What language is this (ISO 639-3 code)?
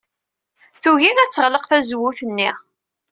kab